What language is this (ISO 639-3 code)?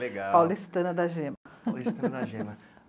por